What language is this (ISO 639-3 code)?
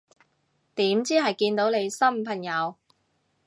yue